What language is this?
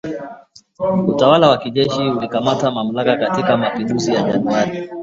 Swahili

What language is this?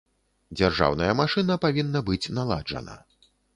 Belarusian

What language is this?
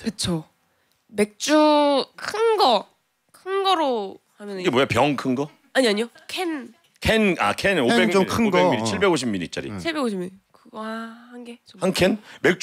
Korean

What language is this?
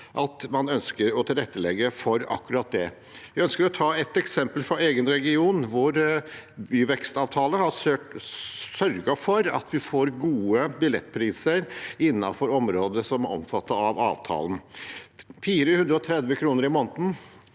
Norwegian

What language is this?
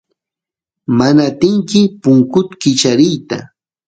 Santiago del Estero Quichua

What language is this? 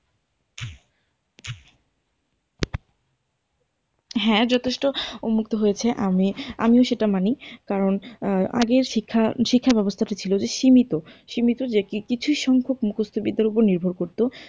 Bangla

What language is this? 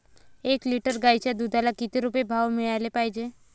Marathi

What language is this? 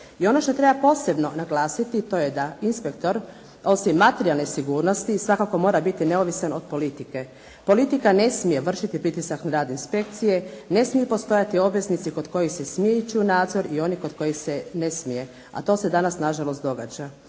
Croatian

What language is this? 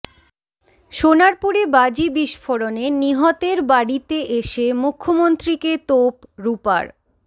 Bangla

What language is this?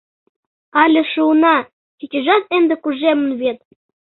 Mari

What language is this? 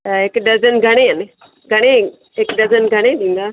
Sindhi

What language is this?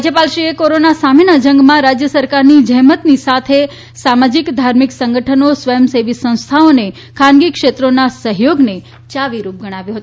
Gujarati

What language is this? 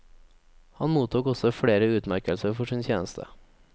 Norwegian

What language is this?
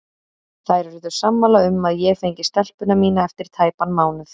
Icelandic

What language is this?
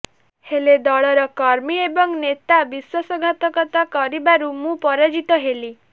Odia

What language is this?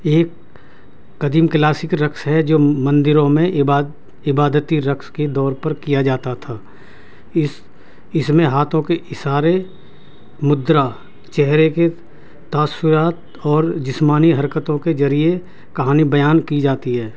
Urdu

